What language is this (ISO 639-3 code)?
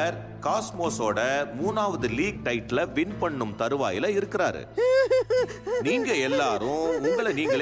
hin